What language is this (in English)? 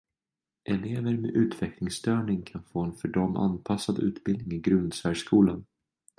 Swedish